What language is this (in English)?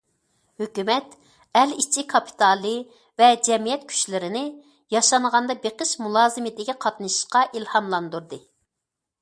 Uyghur